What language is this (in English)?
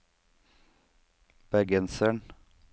Norwegian